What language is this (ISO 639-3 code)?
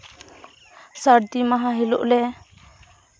sat